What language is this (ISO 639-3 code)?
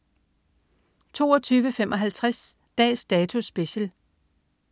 dan